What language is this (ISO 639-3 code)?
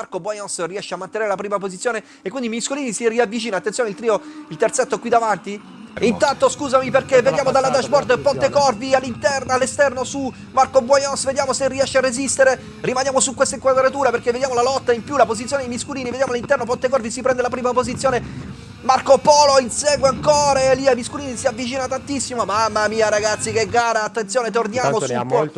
ita